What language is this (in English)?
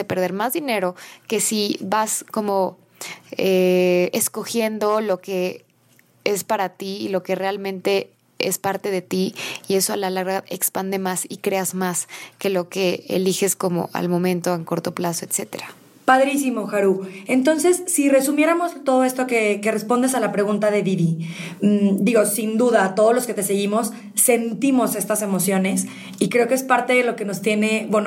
Spanish